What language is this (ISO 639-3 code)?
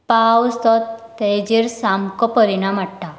kok